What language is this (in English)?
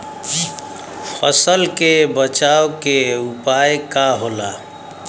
Bhojpuri